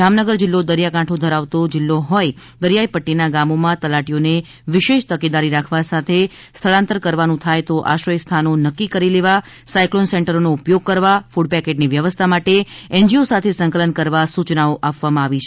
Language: Gujarati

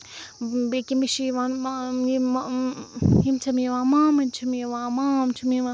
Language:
Kashmiri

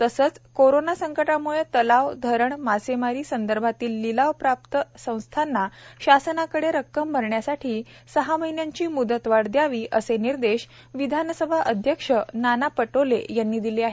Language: Marathi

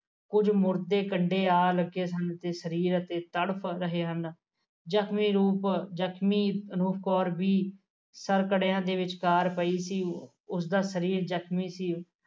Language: Punjabi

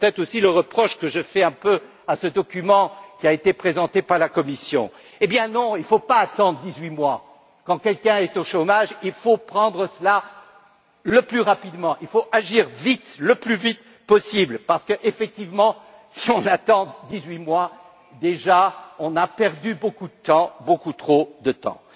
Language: French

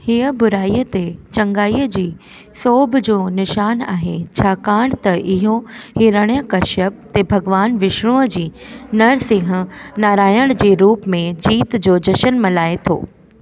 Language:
Sindhi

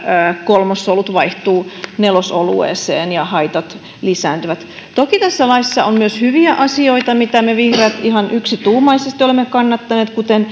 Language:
Finnish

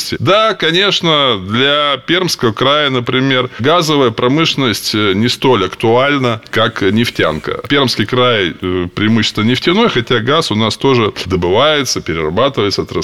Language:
Russian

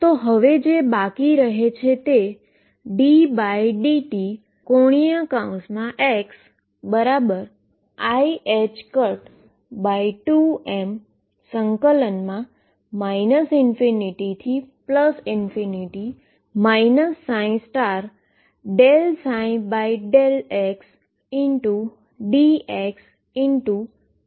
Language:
Gujarati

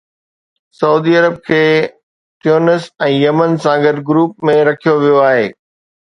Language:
Sindhi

